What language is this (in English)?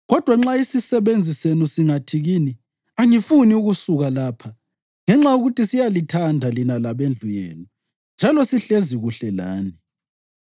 North Ndebele